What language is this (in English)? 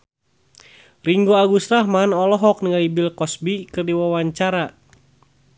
Sundanese